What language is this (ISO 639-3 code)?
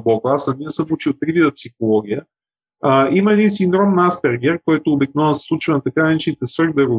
bul